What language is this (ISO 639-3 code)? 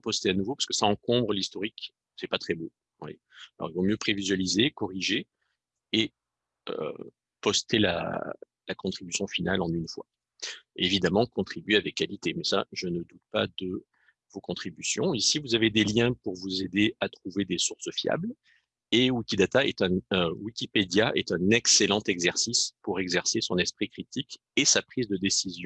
fra